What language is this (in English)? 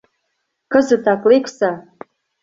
Mari